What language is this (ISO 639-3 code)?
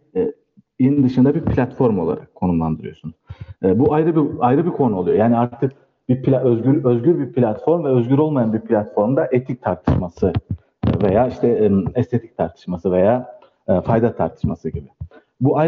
tur